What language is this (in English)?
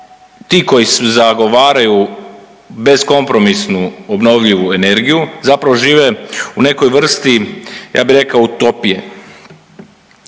Croatian